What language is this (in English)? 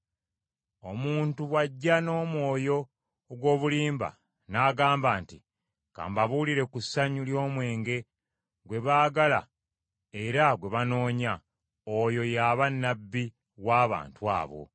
Ganda